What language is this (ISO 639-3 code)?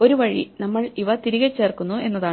mal